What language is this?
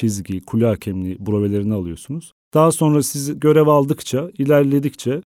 Turkish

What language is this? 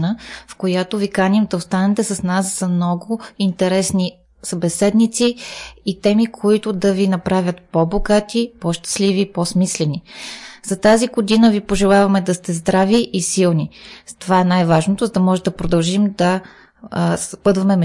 Bulgarian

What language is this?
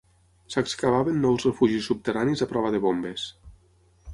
Catalan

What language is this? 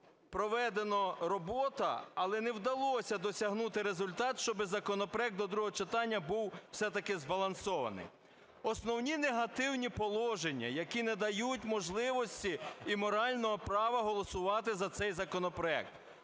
Ukrainian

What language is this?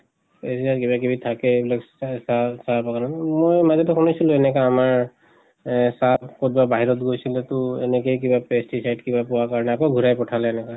Assamese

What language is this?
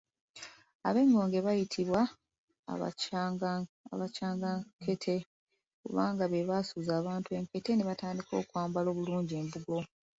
Ganda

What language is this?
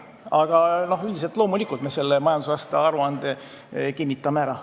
Estonian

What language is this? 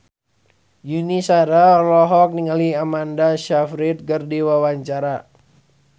Sundanese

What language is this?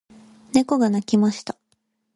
Japanese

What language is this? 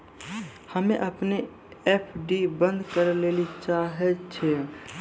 Maithili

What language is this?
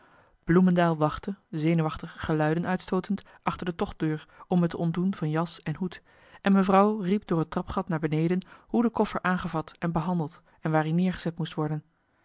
Dutch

